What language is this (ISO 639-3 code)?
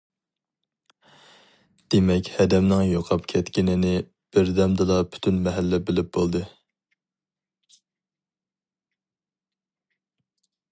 uig